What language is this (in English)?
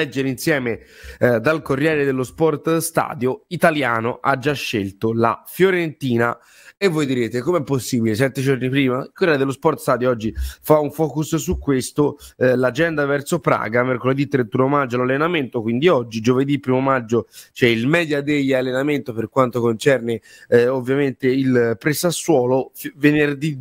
Italian